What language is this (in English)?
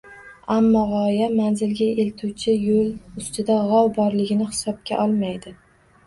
Uzbek